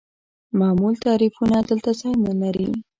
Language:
Pashto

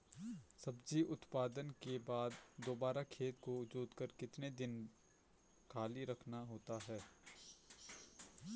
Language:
Hindi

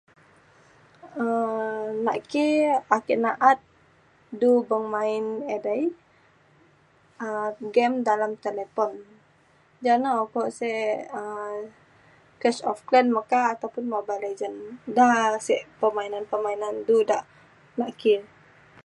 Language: Mainstream Kenyah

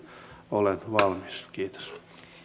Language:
Finnish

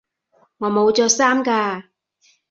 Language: Cantonese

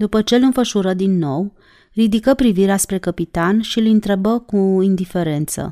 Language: Romanian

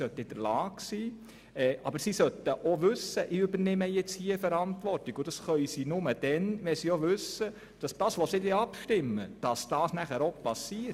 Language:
Swiss German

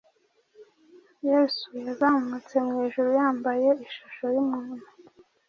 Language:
Kinyarwanda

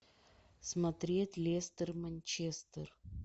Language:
Russian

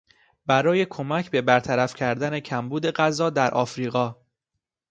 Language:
Persian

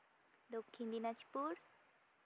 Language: Santali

